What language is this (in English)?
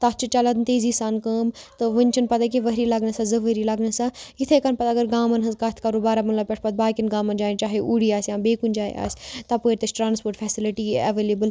Kashmiri